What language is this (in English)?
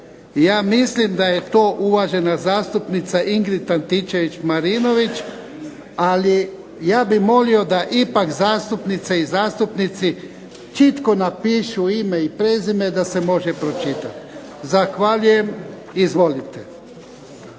Croatian